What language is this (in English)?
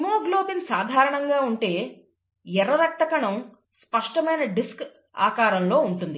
Telugu